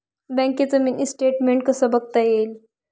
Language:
Marathi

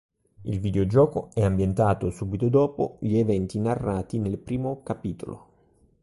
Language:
Italian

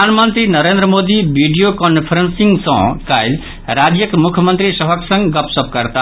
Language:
Maithili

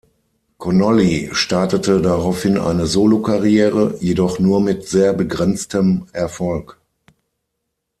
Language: German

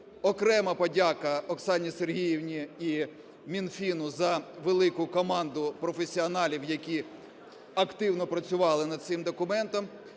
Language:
Ukrainian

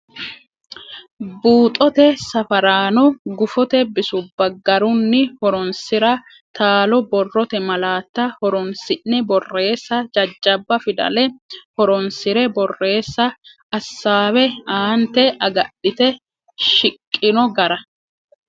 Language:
Sidamo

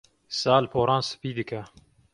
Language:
Kurdish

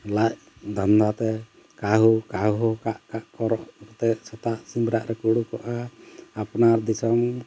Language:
Santali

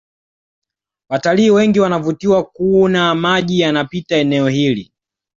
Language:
Swahili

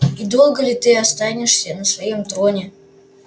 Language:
Russian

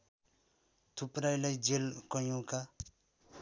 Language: Nepali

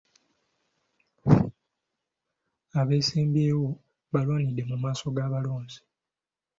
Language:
Ganda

